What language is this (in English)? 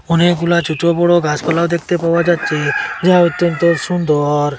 Bangla